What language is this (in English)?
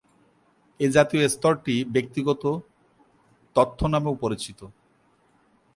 Bangla